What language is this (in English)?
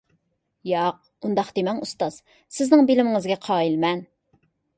Uyghur